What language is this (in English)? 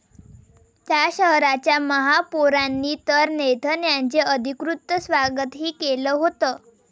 Marathi